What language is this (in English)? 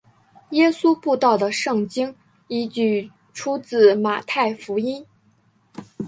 Chinese